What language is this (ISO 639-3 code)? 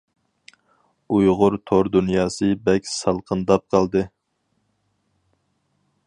uig